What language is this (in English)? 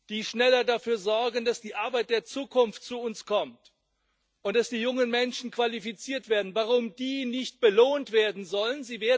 German